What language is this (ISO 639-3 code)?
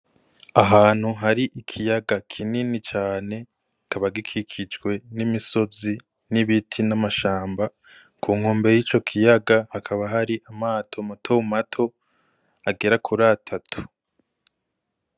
run